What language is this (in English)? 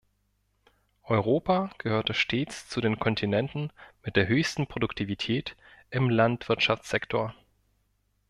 German